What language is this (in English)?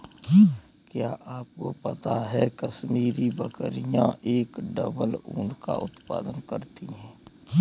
Hindi